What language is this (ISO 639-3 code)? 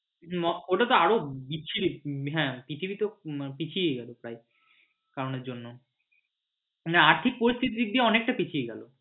ben